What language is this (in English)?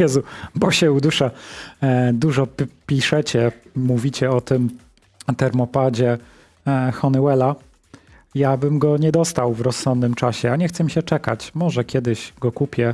Polish